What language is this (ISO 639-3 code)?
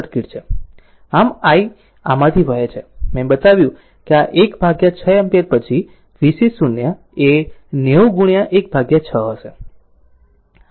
guj